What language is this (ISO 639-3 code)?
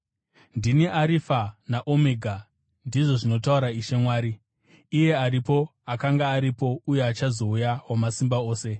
sna